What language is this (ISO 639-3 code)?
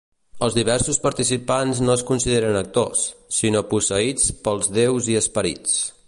cat